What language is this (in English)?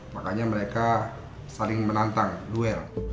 Indonesian